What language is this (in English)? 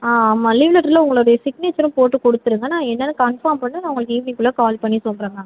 Tamil